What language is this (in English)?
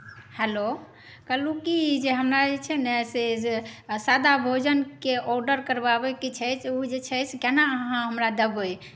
Maithili